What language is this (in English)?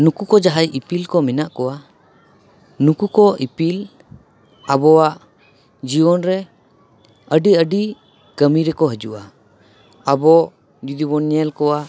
Santali